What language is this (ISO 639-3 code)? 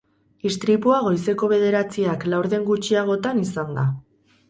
eus